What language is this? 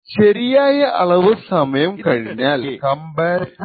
Malayalam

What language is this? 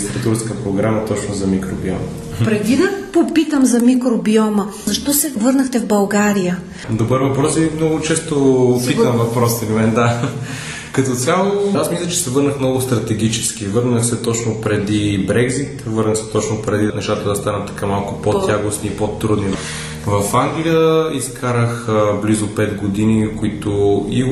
Bulgarian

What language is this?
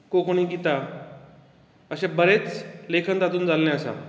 Konkani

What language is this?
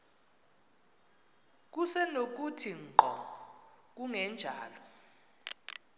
Xhosa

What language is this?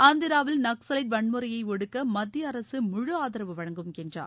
Tamil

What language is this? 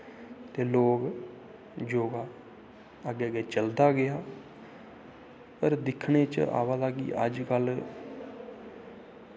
Dogri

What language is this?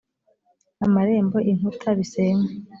Kinyarwanda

